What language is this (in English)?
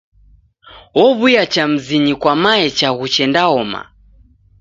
Taita